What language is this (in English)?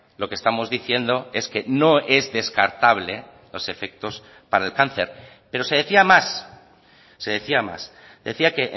Spanish